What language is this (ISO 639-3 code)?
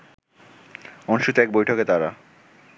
ben